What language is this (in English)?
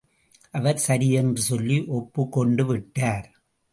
Tamil